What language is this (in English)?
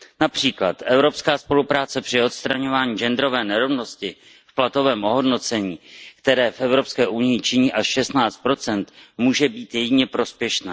Czech